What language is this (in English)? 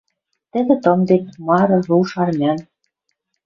Western Mari